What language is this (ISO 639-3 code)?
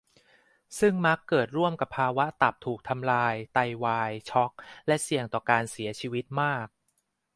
tha